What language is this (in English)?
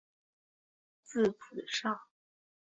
Chinese